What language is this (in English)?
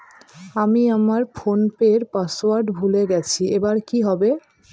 Bangla